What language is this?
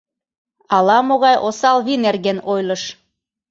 Mari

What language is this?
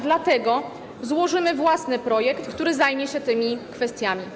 Polish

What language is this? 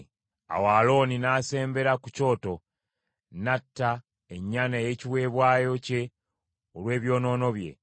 Ganda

